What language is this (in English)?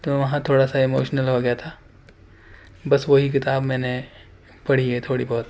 Urdu